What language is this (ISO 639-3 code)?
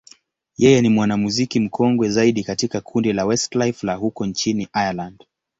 swa